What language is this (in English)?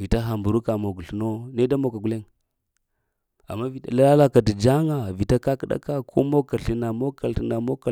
Lamang